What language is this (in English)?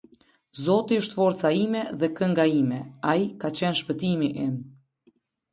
Albanian